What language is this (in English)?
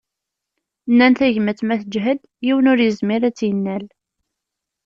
Kabyle